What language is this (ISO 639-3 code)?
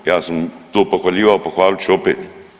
hrv